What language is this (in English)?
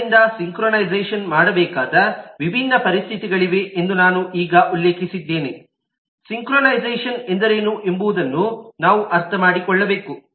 Kannada